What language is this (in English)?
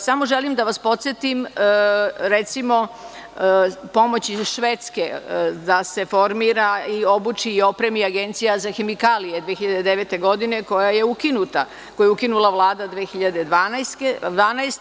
Serbian